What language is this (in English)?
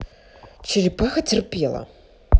Russian